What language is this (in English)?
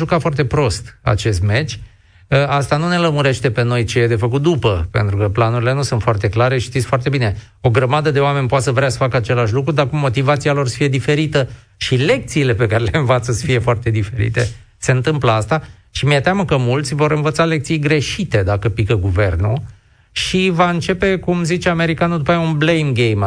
Romanian